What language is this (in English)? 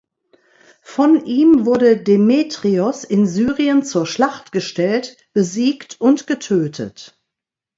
German